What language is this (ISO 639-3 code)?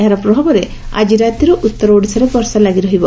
ori